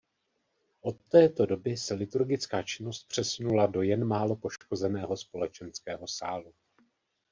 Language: Czech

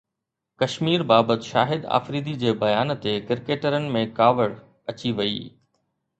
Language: Sindhi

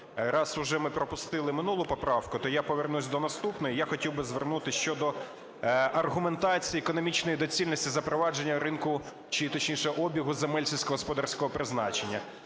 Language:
Ukrainian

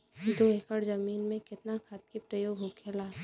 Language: Bhojpuri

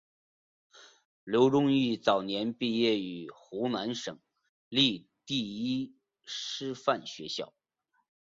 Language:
Chinese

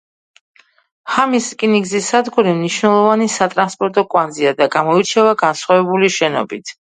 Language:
Georgian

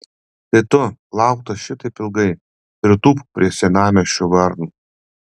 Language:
Lithuanian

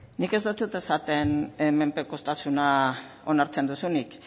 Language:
Basque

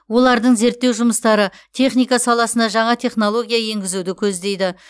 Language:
Kazakh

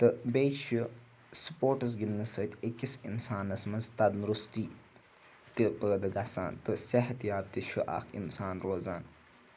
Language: Kashmiri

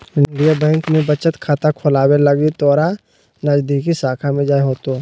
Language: Magahi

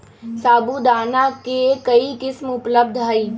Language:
Magahi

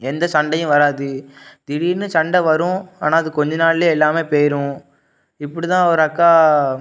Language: Tamil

